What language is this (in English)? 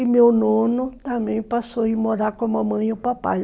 Portuguese